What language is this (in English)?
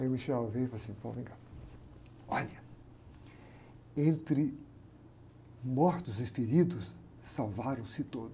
Portuguese